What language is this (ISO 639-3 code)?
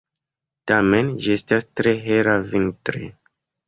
epo